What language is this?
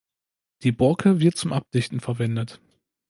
German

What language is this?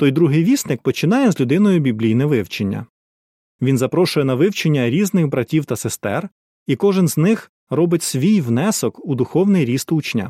Ukrainian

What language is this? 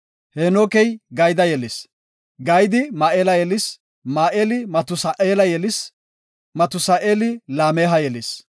Gofa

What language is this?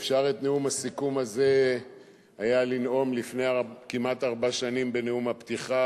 Hebrew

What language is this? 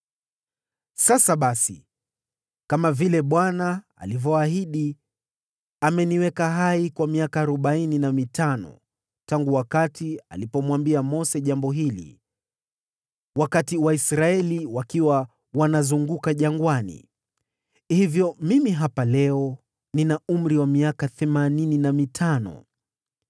Swahili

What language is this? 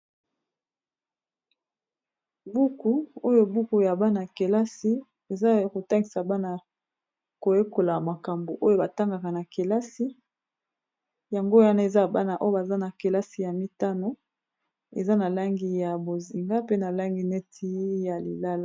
Lingala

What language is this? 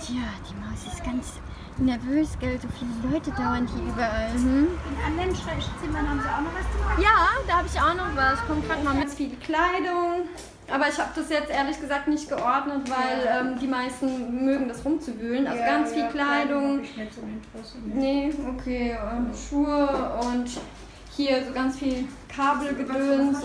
German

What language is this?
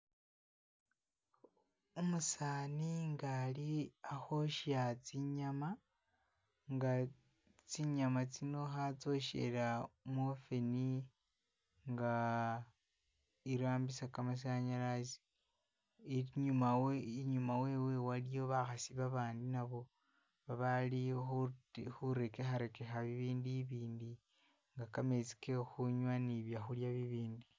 Masaaba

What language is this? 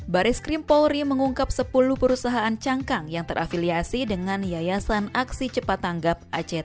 Indonesian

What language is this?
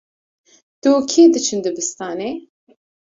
Kurdish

